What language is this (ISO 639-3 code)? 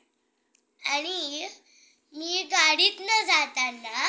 mar